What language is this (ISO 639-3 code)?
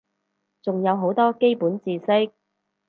yue